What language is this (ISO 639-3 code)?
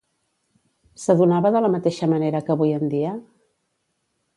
cat